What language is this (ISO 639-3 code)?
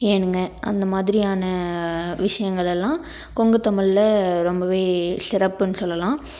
tam